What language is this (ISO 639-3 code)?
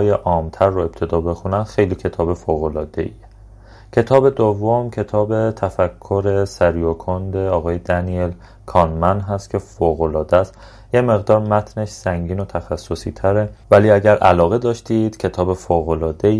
fas